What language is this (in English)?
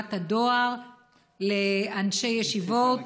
Hebrew